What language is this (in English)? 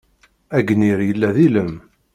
Kabyle